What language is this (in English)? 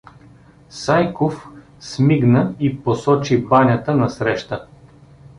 Bulgarian